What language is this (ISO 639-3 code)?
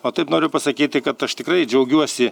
lit